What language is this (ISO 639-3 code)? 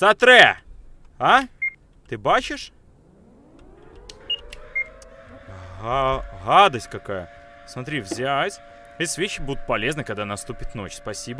rus